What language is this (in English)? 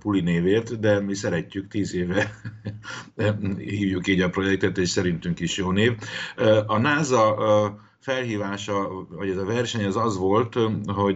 Hungarian